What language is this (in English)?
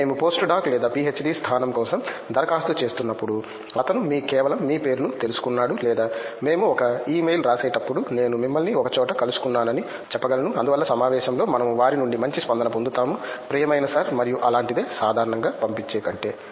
Telugu